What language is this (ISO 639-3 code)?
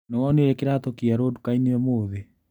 kik